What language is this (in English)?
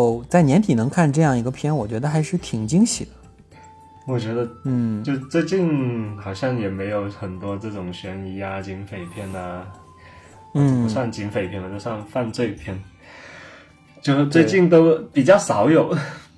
Chinese